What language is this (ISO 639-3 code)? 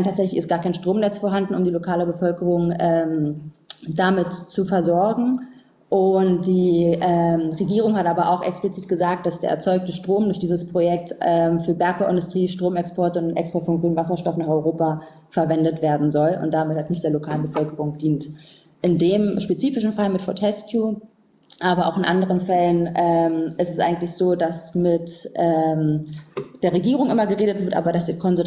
deu